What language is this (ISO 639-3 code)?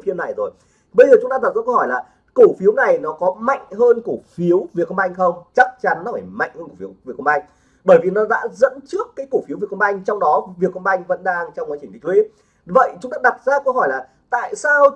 vie